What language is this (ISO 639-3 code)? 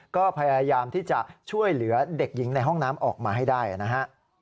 tha